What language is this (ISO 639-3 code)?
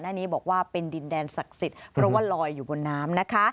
tha